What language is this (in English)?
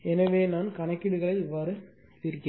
Tamil